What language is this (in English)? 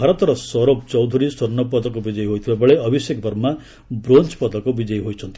Odia